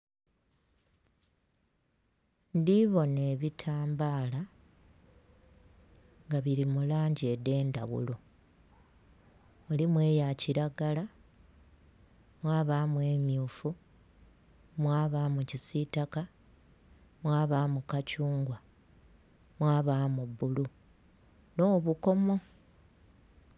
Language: Soga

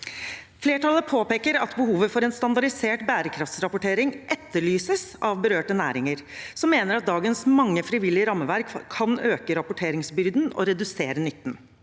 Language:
Norwegian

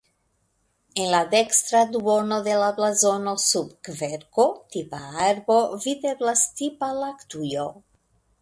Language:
Esperanto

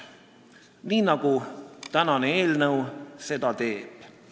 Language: Estonian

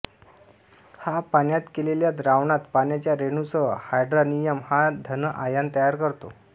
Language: Marathi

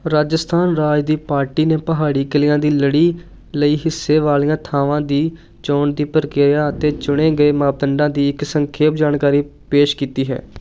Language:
Punjabi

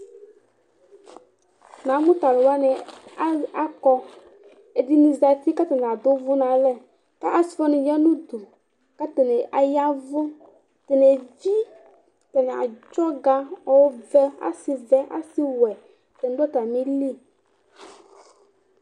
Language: Ikposo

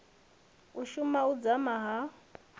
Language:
Venda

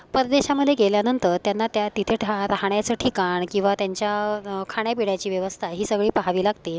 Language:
Marathi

